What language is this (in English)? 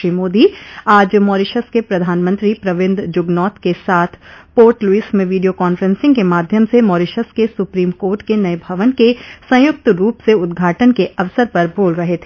Hindi